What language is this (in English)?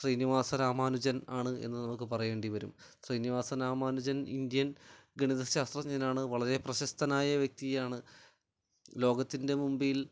Malayalam